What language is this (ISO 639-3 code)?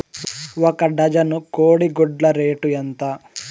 tel